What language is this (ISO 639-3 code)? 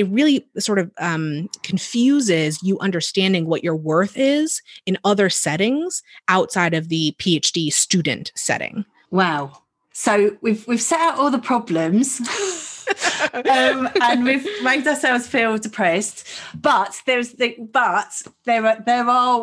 eng